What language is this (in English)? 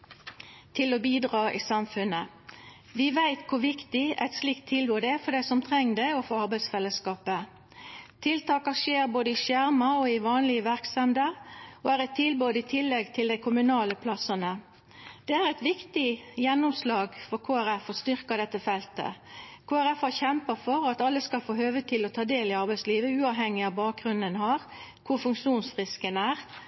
Norwegian Nynorsk